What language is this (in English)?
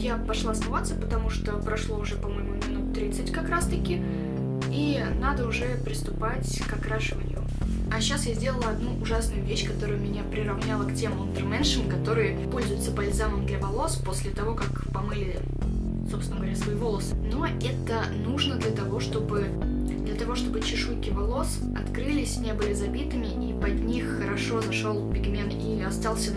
Russian